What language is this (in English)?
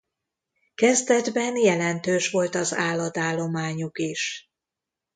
Hungarian